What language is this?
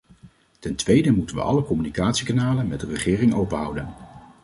Dutch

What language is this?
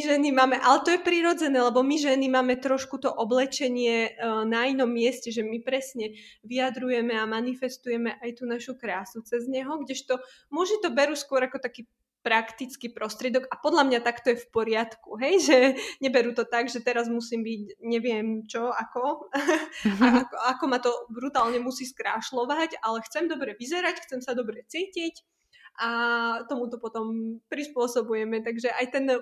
Slovak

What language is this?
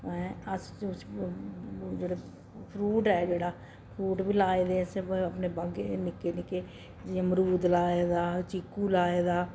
Dogri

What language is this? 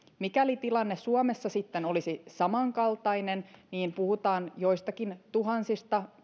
Finnish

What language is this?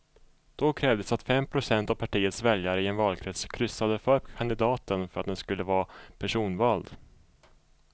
Swedish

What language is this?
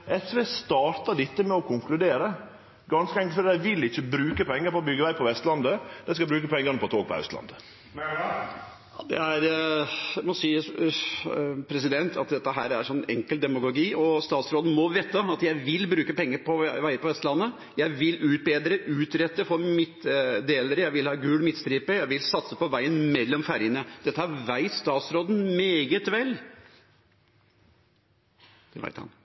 Norwegian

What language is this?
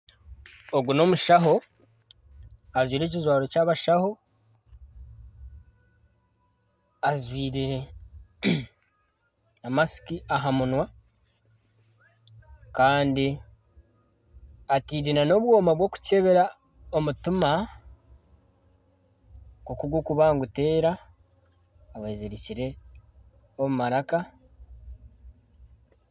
Nyankole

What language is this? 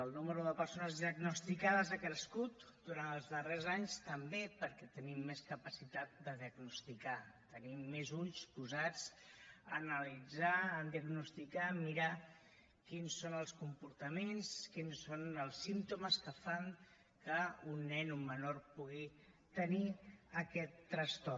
Catalan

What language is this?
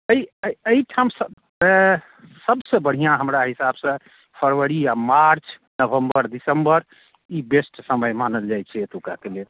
Maithili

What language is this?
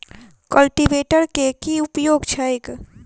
Maithili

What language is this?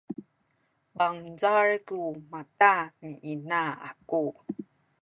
Sakizaya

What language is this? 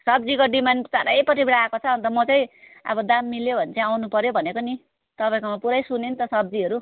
Nepali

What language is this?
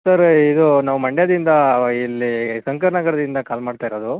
Kannada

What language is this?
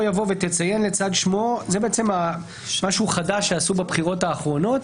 Hebrew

